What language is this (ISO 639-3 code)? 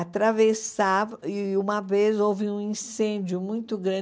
por